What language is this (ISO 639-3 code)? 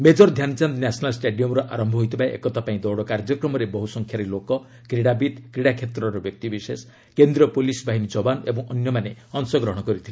ori